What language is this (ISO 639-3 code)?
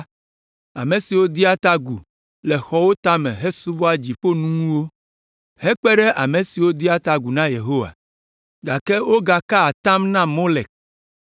ewe